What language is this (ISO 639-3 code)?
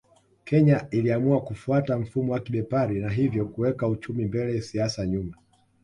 swa